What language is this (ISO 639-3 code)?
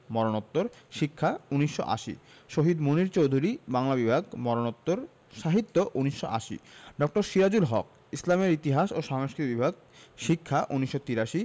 ben